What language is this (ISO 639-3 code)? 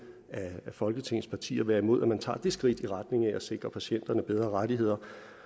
dan